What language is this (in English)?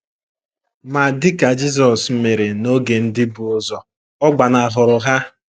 Igbo